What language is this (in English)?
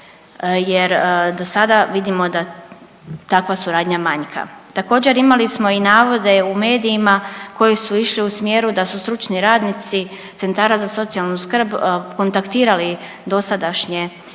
Croatian